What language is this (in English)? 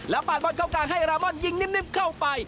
Thai